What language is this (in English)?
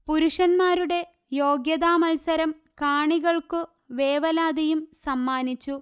Malayalam